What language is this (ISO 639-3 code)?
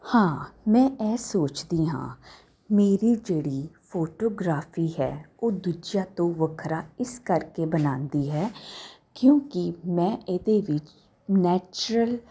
pan